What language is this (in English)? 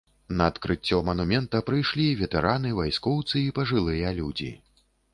Belarusian